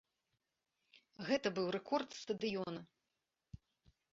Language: Belarusian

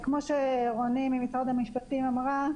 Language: Hebrew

